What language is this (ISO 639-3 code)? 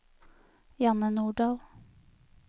nor